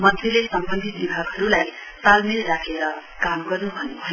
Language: Nepali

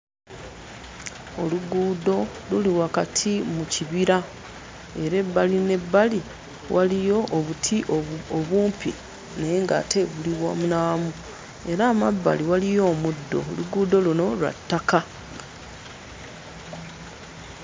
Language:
Ganda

